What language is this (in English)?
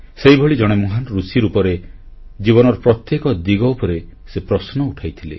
Odia